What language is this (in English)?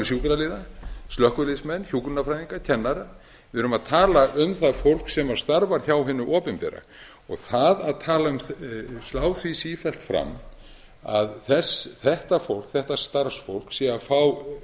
Icelandic